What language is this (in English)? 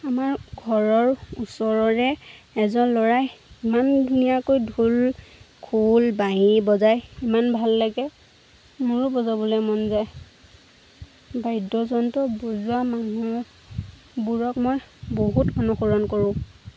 Assamese